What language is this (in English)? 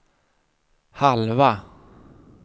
Swedish